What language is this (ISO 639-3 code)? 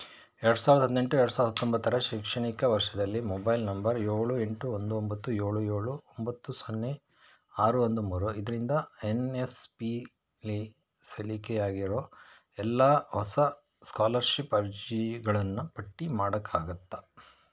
kan